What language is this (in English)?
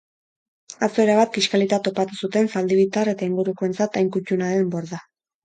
Basque